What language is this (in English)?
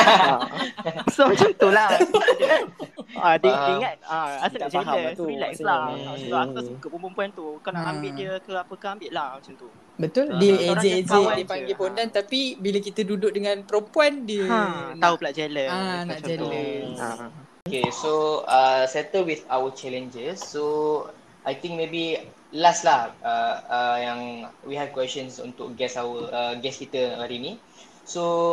Malay